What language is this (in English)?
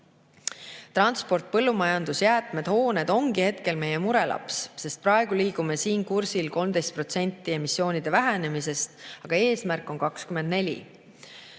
Estonian